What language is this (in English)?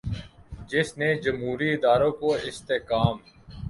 Urdu